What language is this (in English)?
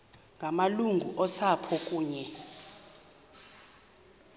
Xhosa